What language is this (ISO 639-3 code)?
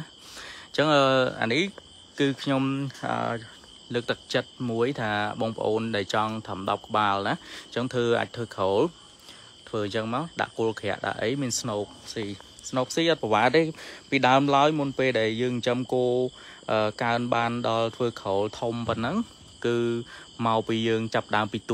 vie